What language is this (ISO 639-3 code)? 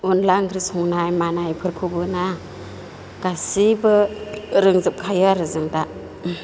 brx